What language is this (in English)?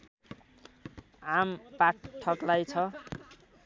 Nepali